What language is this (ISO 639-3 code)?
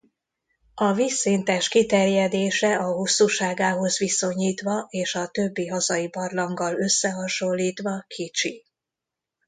hun